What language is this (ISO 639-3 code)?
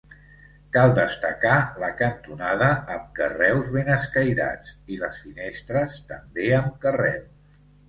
cat